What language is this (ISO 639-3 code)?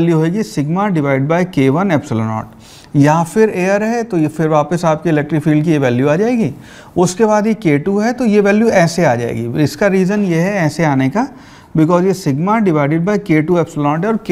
hin